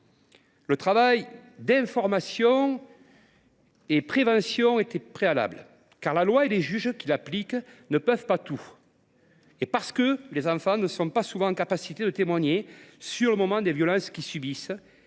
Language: French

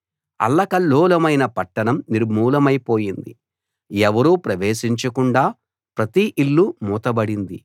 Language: Telugu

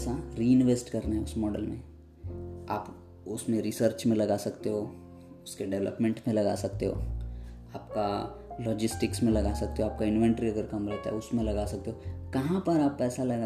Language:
Hindi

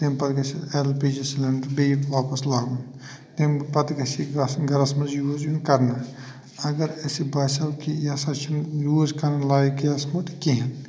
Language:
Kashmiri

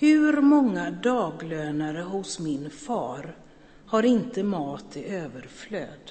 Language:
Swedish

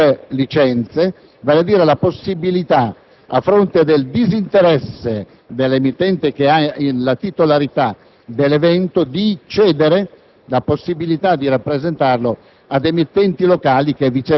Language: Italian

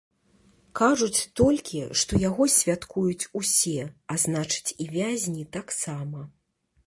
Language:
Belarusian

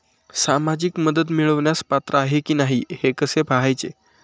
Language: Marathi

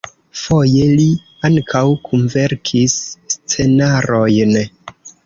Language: Esperanto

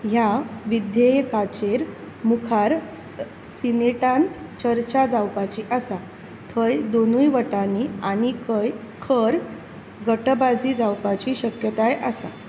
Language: Konkani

